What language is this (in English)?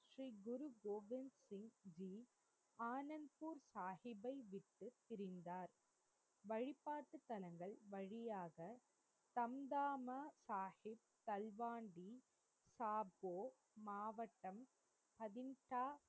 Tamil